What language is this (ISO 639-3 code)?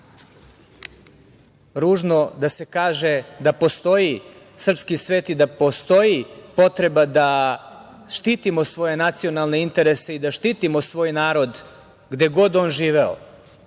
srp